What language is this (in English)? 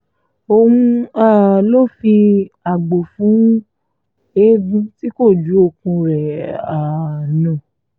Yoruba